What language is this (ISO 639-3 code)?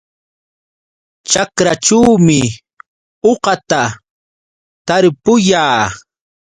qux